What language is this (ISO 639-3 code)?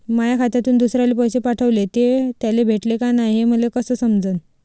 mar